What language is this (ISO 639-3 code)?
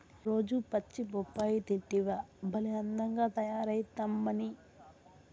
tel